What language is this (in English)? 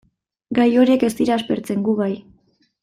Basque